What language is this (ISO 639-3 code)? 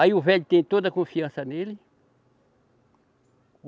por